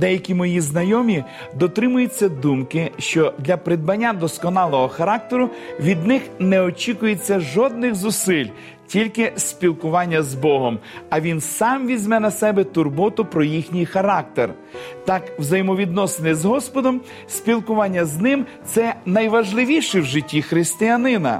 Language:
Ukrainian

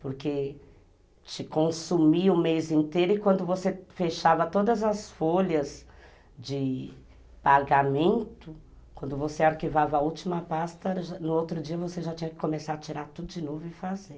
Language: Portuguese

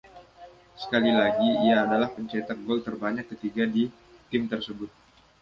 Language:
Indonesian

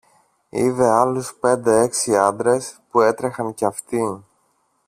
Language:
Greek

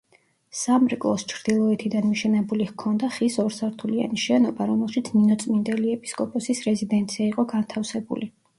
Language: Georgian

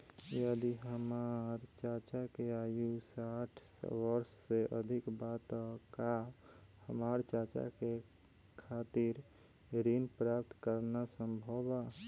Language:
Bhojpuri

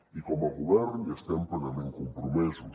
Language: Catalan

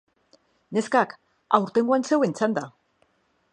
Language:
Basque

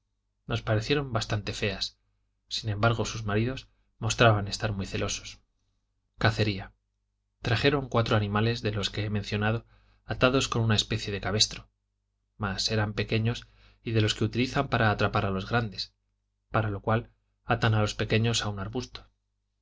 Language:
Spanish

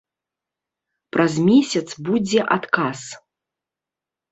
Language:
Belarusian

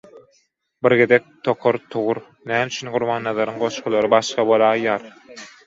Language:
Turkmen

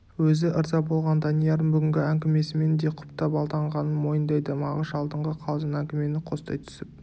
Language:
Kazakh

